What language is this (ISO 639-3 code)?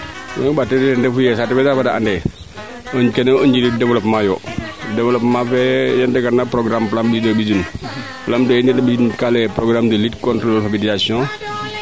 srr